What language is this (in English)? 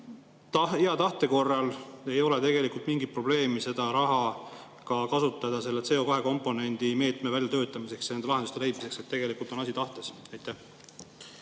Estonian